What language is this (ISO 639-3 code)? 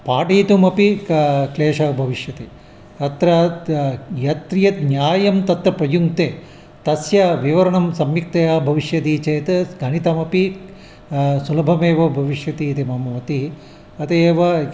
san